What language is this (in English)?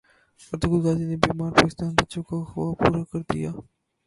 Urdu